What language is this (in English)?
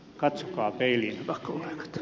Finnish